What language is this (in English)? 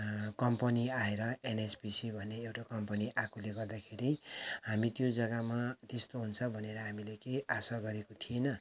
Nepali